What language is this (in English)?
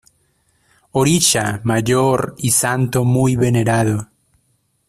Spanish